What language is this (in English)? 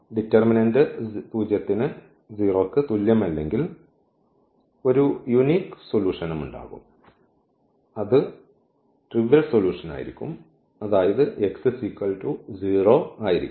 Malayalam